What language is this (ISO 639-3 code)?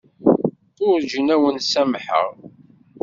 kab